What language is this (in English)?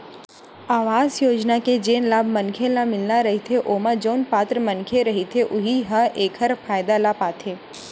Chhattisgarhi